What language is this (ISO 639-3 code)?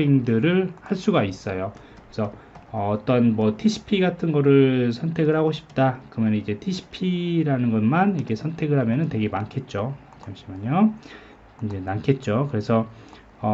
kor